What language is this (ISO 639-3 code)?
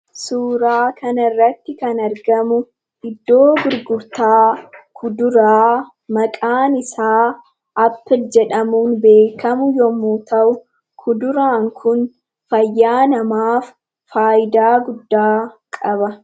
orm